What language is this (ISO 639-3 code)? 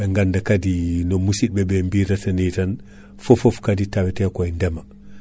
ful